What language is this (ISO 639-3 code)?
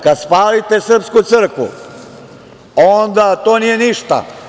srp